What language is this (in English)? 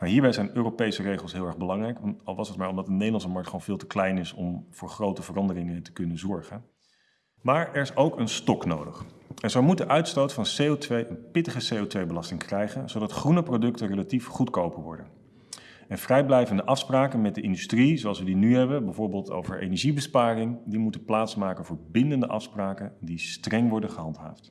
Dutch